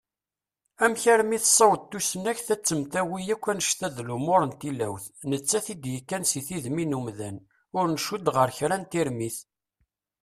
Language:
Kabyle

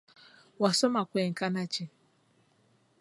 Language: Ganda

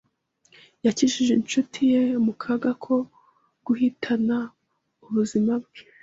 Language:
Kinyarwanda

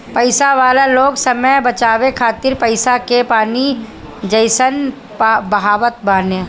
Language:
Bhojpuri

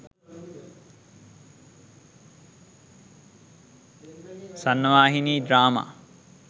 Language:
Sinhala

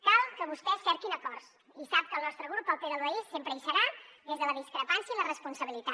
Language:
Catalan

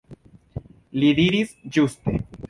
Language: Esperanto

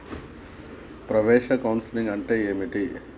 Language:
Telugu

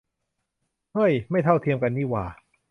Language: Thai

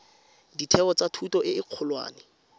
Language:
Tswana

